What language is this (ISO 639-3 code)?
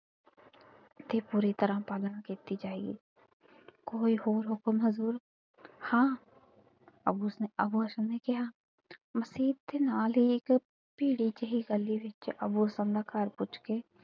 pan